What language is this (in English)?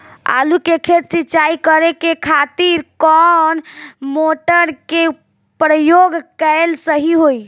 Bhojpuri